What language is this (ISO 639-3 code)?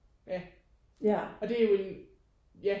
dan